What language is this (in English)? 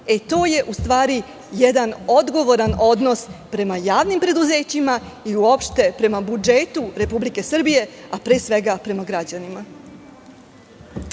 Serbian